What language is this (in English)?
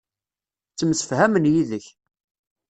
Kabyle